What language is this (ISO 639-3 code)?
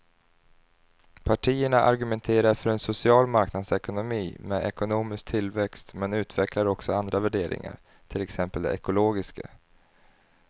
swe